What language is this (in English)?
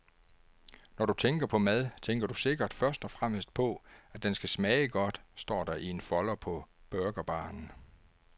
Danish